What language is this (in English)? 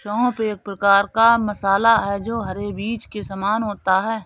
Hindi